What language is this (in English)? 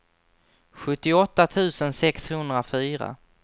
Swedish